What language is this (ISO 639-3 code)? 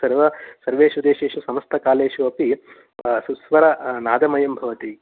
san